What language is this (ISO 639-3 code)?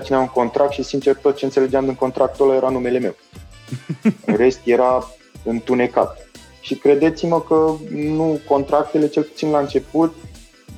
ron